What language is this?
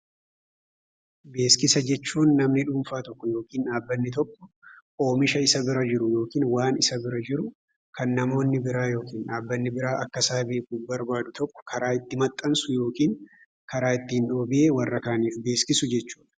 Oromo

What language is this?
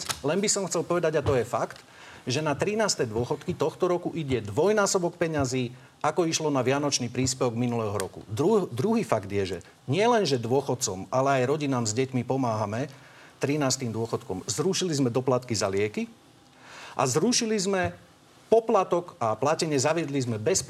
Slovak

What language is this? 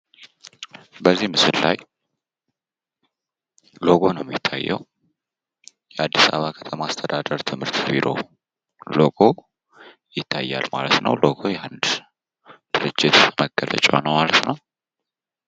Amharic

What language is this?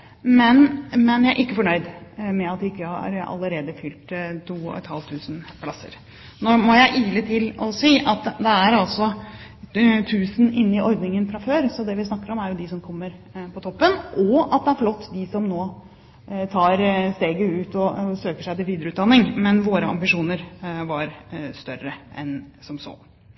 Norwegian Bokmål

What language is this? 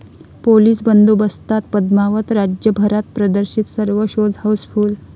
Marathi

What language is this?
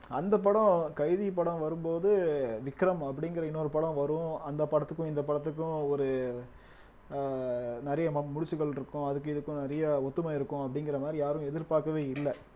Tamil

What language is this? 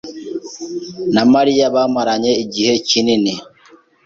Kinyarwanda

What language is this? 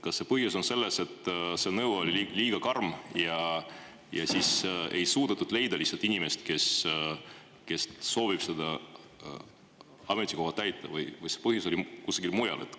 Estonian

